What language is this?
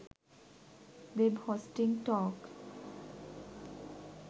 Sinhala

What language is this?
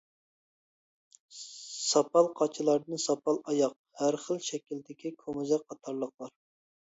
Uyghur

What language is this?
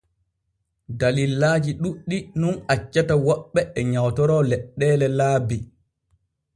Borgu Fulfulde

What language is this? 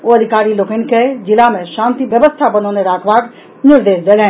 Maithili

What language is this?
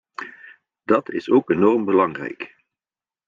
Dutch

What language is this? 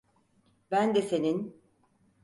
Turkish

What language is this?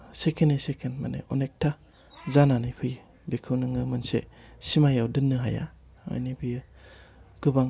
Bodo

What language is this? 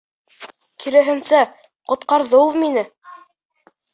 Bashkir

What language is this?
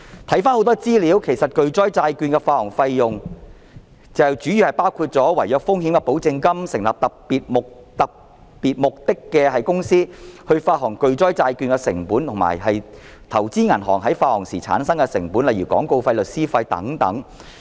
Cantonese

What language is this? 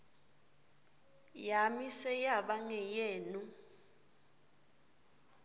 Swati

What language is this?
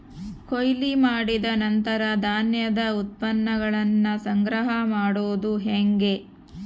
Kannada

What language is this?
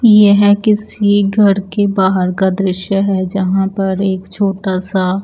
Hindi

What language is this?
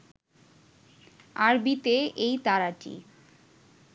Bangla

